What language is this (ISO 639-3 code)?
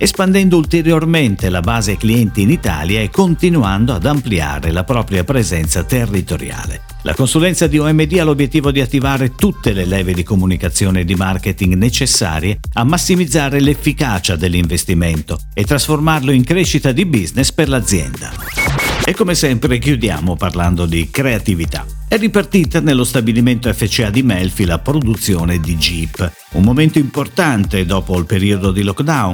ita